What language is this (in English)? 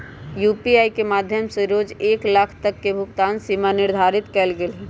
Magahi